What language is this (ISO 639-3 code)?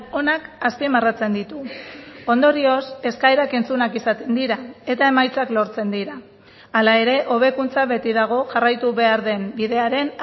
eus